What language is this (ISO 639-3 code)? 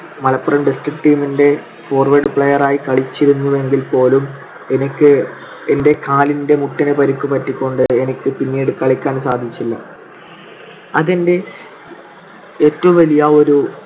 mal